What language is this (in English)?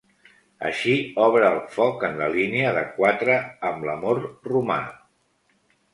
Catalan